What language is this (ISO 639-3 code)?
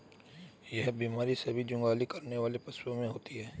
hin